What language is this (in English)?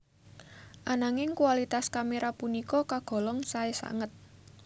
Javanese